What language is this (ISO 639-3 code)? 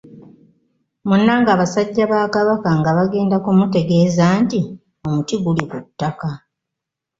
lug